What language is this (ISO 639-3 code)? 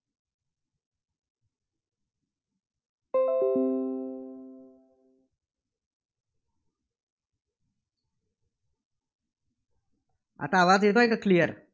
mar